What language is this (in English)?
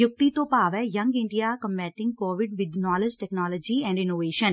Punjabi